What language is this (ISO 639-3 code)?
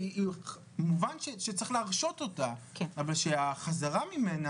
heb